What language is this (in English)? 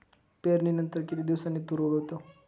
Marathi